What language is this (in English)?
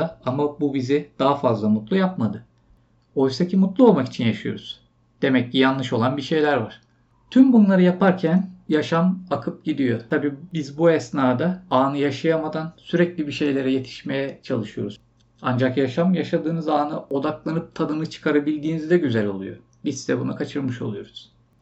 Turkish